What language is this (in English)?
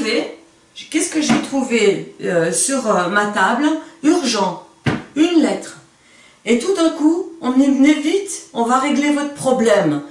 French